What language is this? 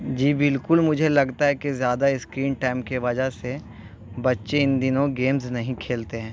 Urdu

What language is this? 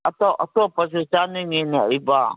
Manipuri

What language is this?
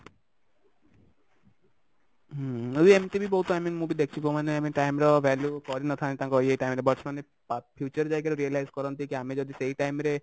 Odia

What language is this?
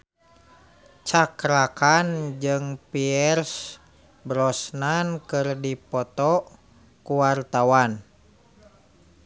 Sundanese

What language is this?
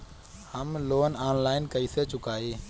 Bhojpuri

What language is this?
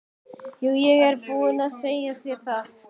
Icelandic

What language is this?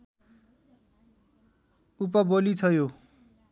Nepali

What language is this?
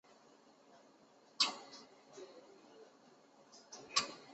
Chinese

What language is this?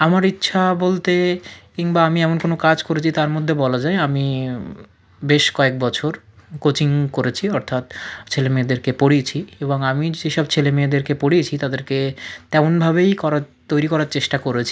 Bangla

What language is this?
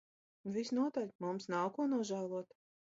Latvian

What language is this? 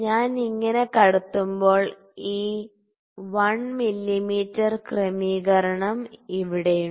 Malayalam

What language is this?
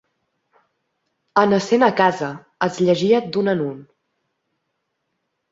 Catalan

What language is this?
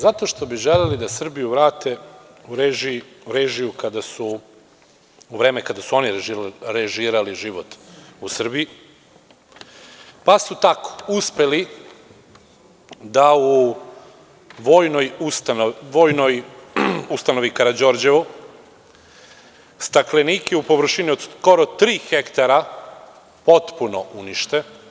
Serbian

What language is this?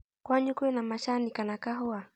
Kikuyu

